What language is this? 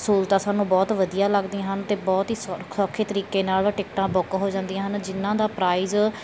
Punjabi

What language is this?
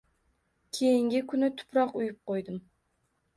Uzbek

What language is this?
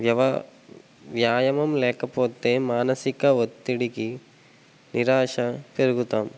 Telugu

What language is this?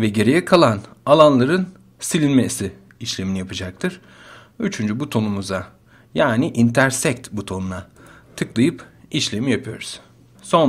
Turkish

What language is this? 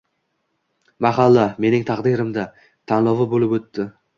Uzbek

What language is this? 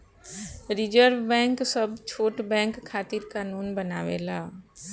Bhojpuri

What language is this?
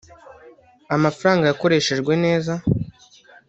Kinyarwanda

